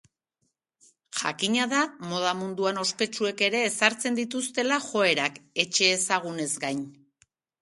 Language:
Basque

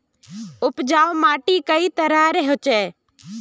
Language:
Magahi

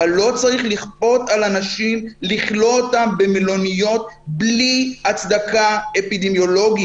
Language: Hebrew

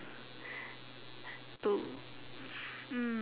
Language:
English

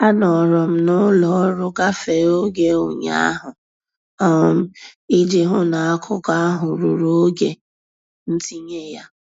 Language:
Igbo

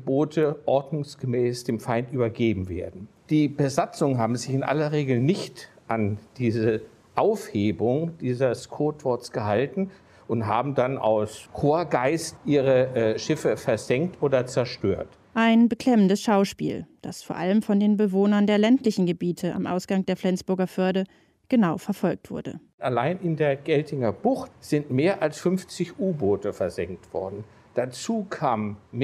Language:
German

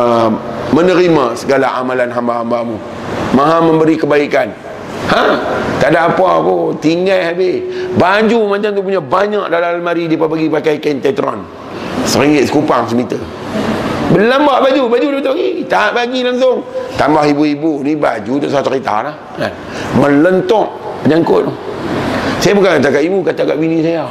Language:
Malay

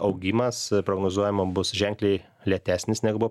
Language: Lithuanian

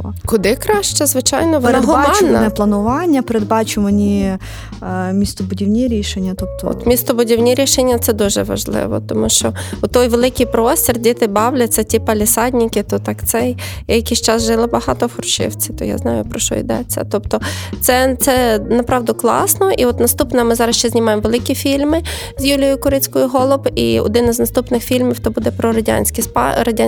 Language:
Ukrainian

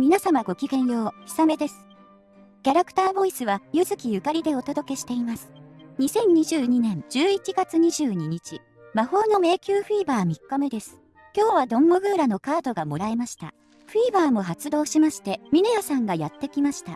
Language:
Japanese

